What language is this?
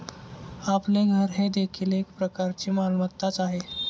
Marathi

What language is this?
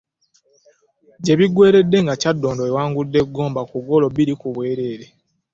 Ganda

